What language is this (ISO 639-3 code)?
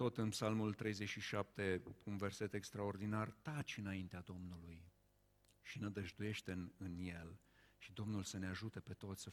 ron